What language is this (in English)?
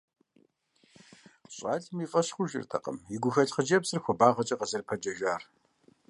Kabardian